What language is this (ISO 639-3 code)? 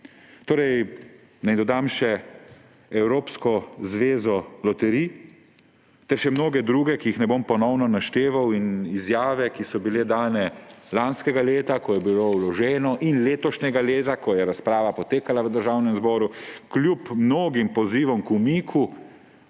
slv